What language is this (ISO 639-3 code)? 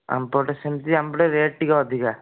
ori